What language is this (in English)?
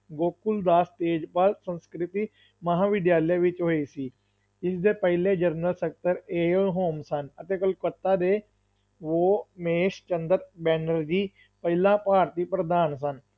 Punjabi